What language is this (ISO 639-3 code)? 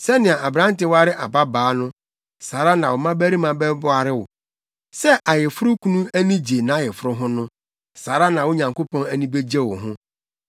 aka